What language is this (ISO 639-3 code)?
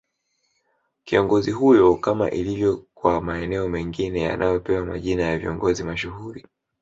swa